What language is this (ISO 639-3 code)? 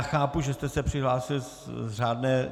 ces